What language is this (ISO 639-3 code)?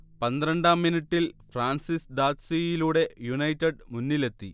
mal